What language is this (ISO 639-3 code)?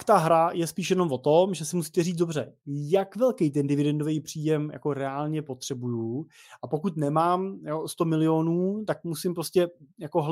ces